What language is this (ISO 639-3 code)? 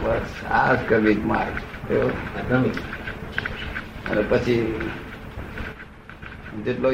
guj